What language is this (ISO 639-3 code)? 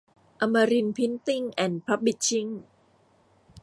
tha